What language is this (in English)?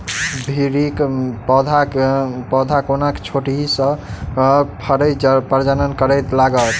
Maithili